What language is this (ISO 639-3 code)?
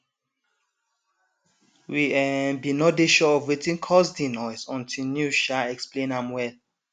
pcm